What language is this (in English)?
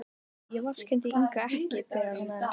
Icelandic